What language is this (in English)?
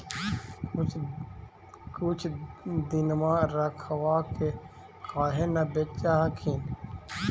Magahi